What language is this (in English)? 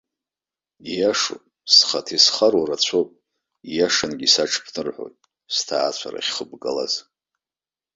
Abkhazian